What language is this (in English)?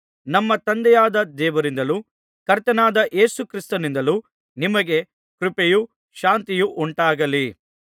Kannada